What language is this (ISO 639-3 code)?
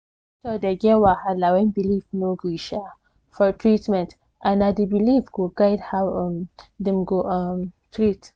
pcm